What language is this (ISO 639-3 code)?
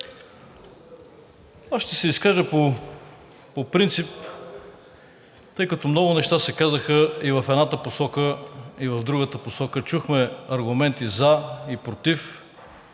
bul